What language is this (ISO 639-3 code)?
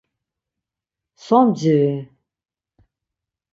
lzz